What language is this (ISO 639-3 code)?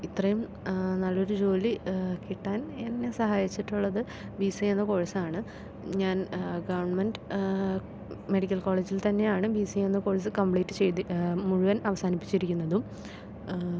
mal